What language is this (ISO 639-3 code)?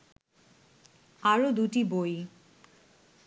ben